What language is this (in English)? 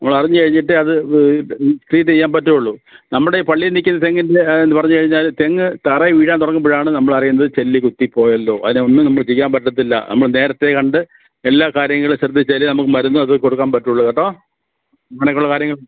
Malayalam